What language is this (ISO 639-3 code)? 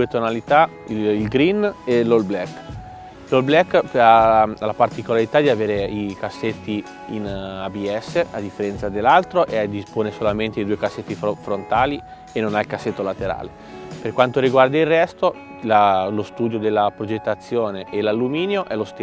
ita